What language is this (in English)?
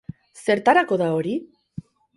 Basque